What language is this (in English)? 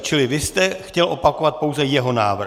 Czech